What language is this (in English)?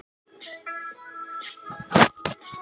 Icelandic